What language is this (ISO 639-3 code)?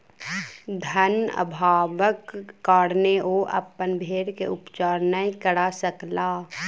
mai